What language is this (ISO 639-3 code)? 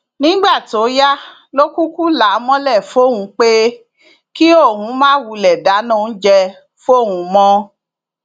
yor